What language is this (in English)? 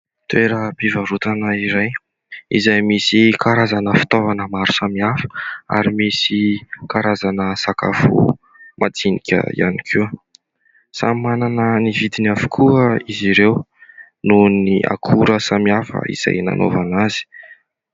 Malagasy